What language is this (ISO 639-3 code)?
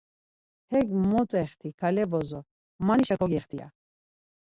lzz